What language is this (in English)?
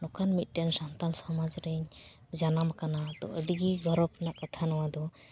Santali